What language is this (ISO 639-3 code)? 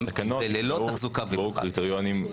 heb